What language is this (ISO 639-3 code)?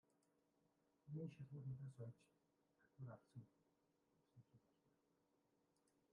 mon